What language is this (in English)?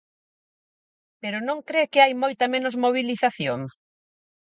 Galician